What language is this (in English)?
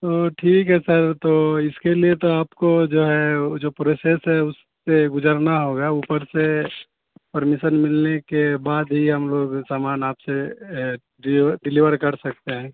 Urdu